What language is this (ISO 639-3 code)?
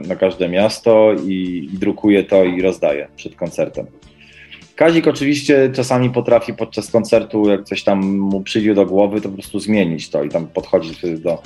pol